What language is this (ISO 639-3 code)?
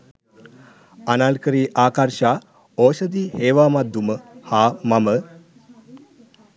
sin